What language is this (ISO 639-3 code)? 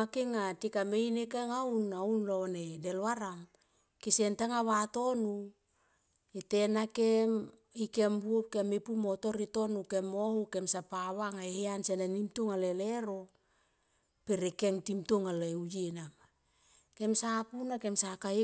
tqp